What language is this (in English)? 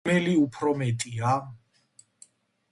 Georgian